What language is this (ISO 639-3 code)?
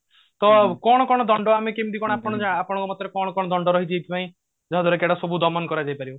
ori